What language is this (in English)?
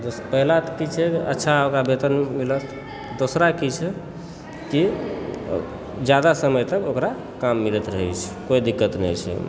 Maithili